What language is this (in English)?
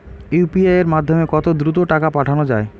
Bangla